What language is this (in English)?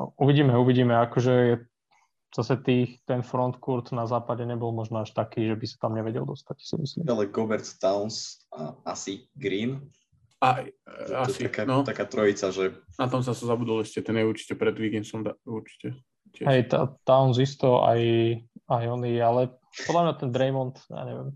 Slovak